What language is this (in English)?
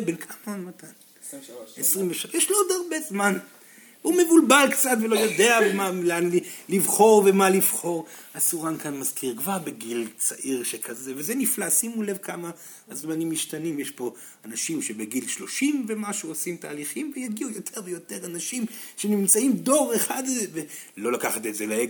Hebrew